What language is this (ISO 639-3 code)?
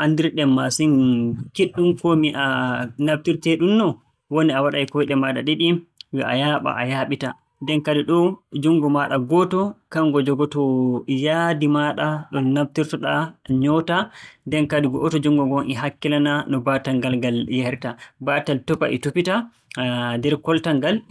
fue